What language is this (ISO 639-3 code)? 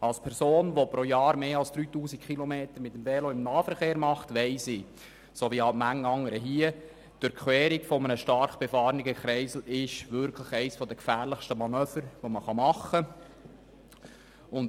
gsw